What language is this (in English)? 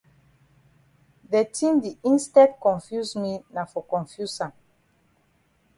Cameroon Pidgin